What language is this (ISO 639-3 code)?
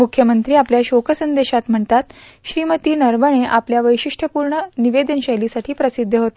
mar